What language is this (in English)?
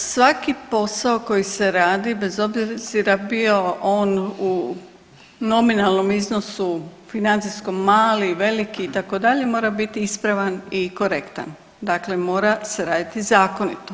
Croatian